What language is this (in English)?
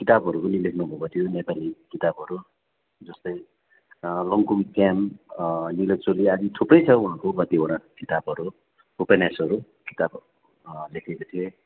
Nepali